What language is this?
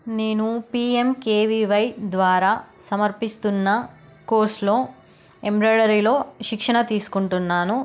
Telugu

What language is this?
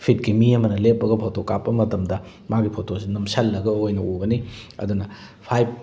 Manipuri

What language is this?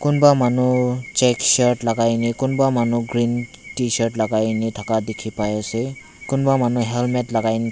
Naga Pidgin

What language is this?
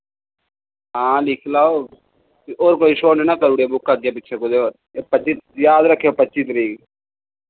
Dogri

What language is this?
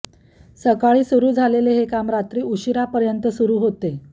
Marathi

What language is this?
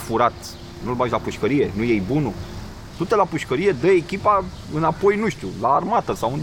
Romanian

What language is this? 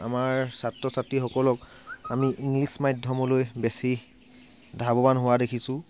Assamese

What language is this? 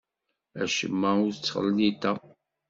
Kabyle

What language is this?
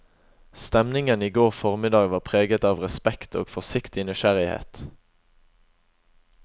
Norwegian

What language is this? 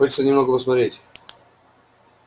Russian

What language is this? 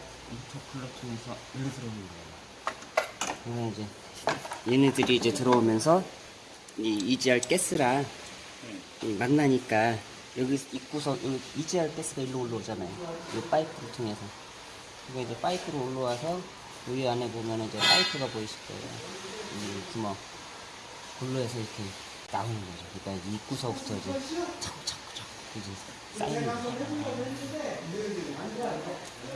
Korean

